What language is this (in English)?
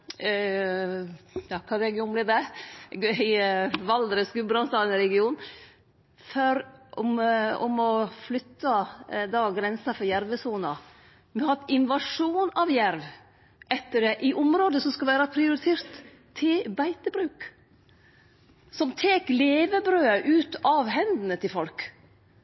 Norwegian Nynorsk